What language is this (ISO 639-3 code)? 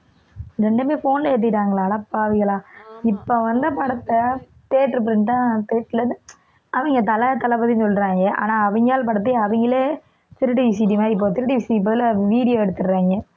tam